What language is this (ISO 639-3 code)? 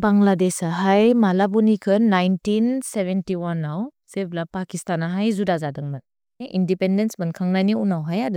brx